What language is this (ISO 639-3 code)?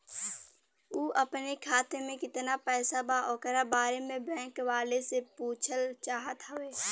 bho